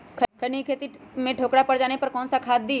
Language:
Magahi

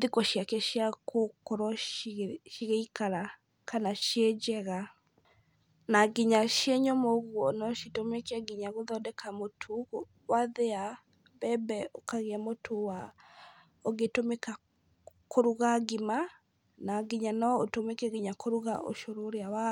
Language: Kikuyu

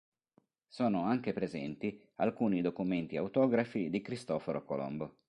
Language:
Italian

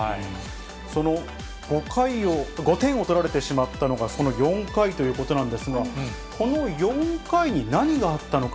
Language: Japanese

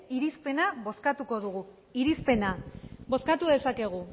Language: Basque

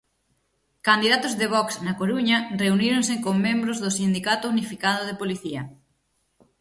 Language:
Galician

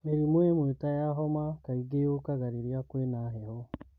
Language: Kikuyu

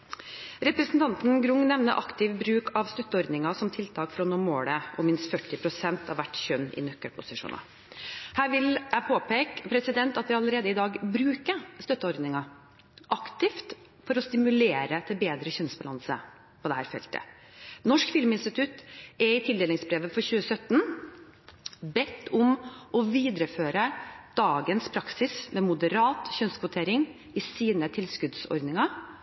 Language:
Norwegian Bokmål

